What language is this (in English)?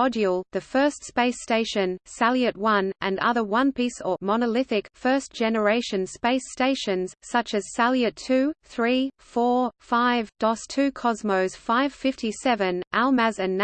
English